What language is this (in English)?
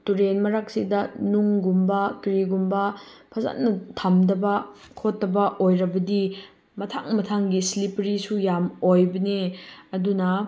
Manipuri